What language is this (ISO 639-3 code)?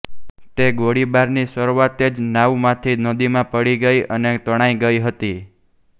guj